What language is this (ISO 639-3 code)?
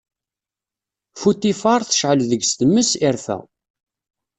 kab